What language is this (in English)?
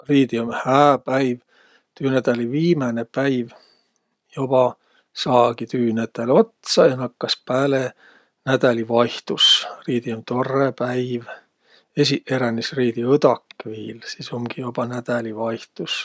Võro